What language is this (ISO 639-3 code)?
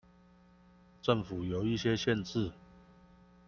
zho